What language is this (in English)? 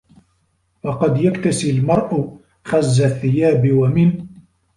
Arabic